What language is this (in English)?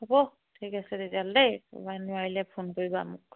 Assamese